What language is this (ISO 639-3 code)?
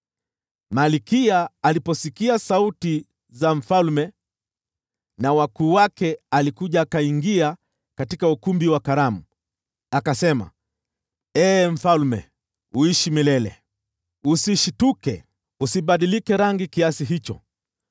swa